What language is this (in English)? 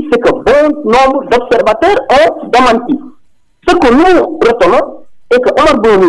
French